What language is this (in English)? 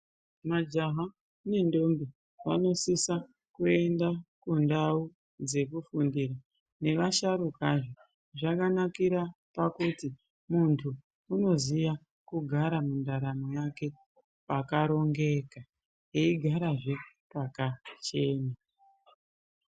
Ndau